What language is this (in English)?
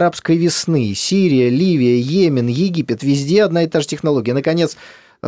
Russian